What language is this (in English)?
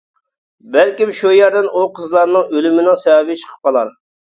Uyghur